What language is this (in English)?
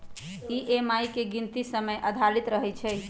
Magahi